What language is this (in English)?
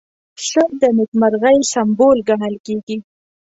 Pashto